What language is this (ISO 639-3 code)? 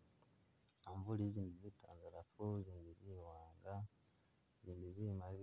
myx